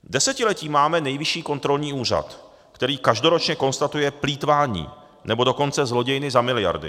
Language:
Czech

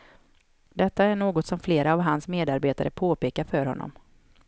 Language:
Swedish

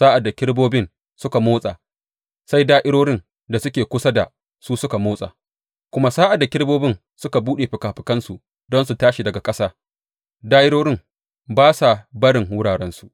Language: Hausa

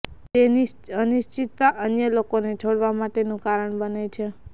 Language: Gujarati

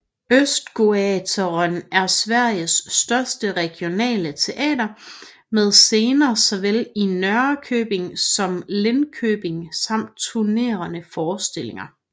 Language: Danish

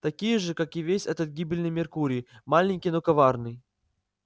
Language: Russian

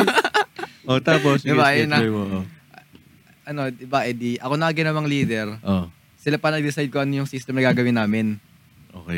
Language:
Filipino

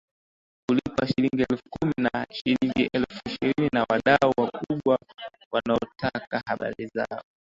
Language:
Swahili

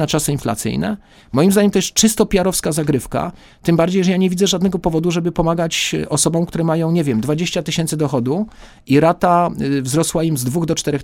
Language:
Polish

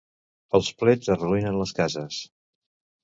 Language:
Catalan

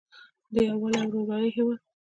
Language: Pashto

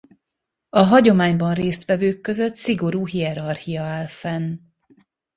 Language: Hungarian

